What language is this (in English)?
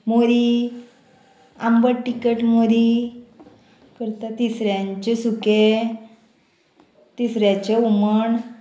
Konkani